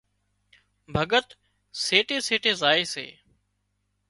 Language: Wadiyara Koli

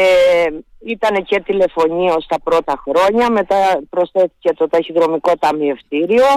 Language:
Greek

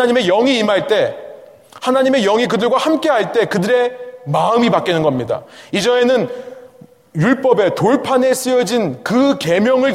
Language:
Korean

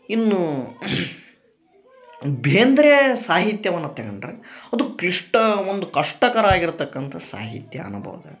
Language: Kannada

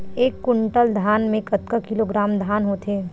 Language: Chhattisgarhi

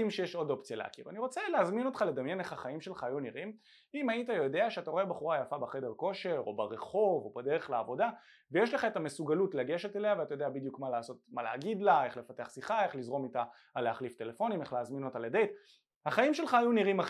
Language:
Hebrew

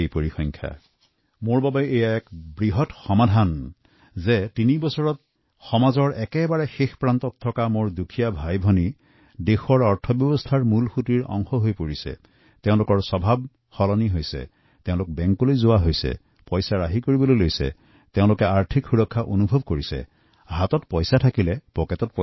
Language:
Assamese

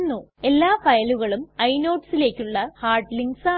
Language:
Malayalam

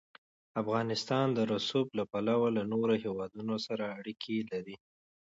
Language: Pashto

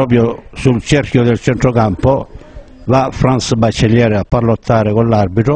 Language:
Italian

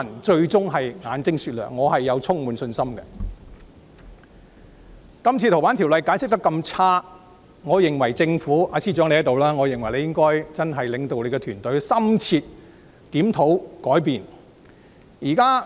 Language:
Cantonese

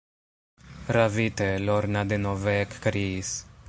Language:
Esperanto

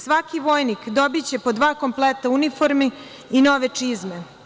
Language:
Serbian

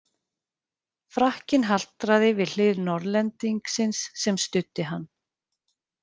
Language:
Icelandic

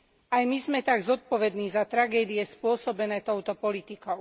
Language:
Slovak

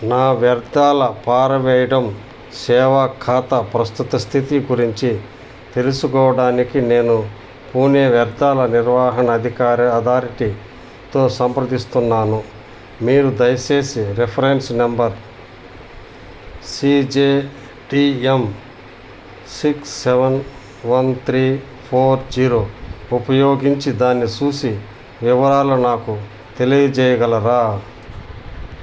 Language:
Telugu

